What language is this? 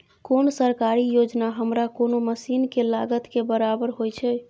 Maithili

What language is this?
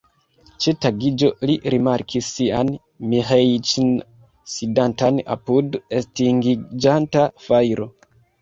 Esperanto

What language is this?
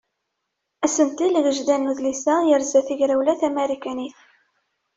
Kabyle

